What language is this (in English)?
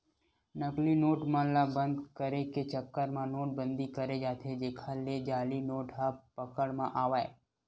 Chhattisgarhi